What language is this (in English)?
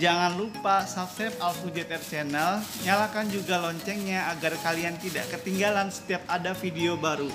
Indonesian